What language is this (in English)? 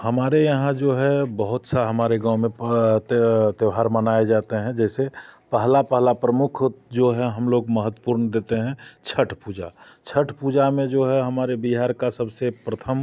Hindi